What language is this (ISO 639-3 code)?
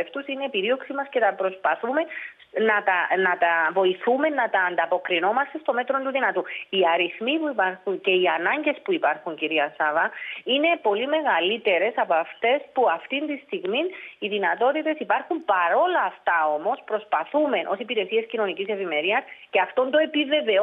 ell